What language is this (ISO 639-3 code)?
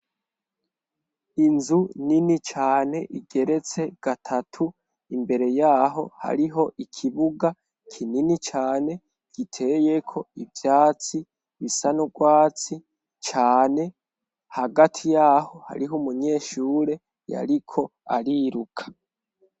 run